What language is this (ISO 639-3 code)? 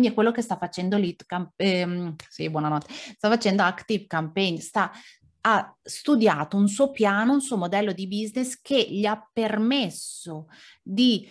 ita